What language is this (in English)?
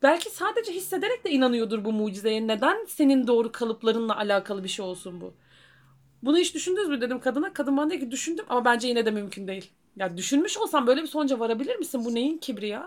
Turkish